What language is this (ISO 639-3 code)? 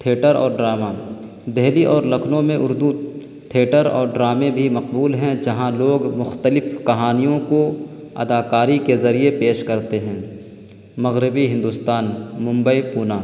urd